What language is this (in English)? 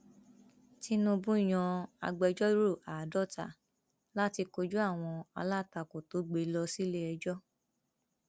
Yoruba